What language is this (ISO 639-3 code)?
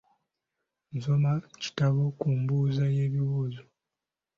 lug